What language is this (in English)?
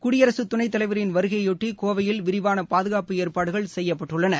Tamil